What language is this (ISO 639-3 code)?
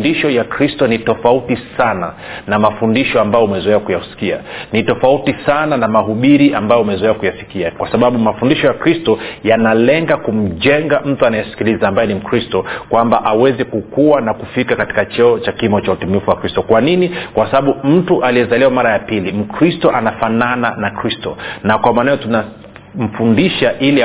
swa